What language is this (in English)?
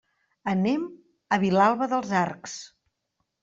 Catalan